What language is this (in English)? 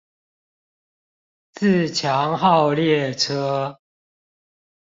Chinese